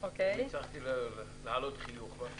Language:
Hebrew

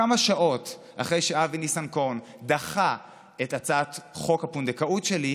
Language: Hebrew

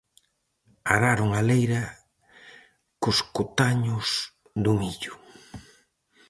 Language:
Galician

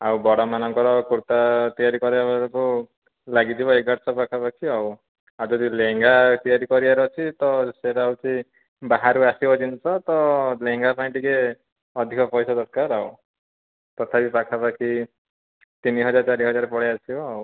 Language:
Odia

